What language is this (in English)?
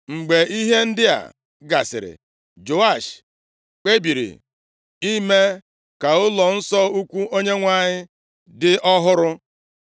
Igbo